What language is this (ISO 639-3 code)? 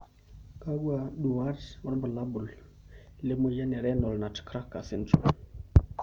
mas